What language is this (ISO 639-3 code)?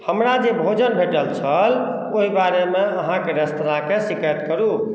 mai